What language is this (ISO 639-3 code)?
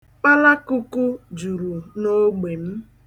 ibo